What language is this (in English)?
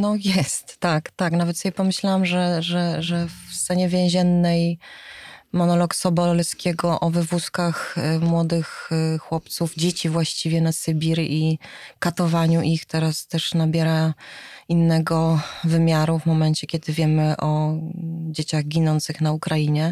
Polish